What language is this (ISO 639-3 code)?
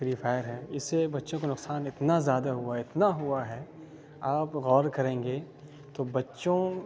urd